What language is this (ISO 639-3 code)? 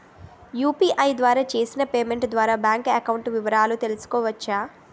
tel